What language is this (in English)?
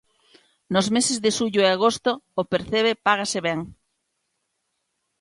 Galician